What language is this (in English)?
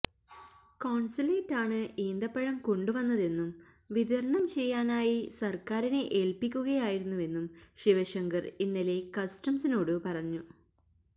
Malayalam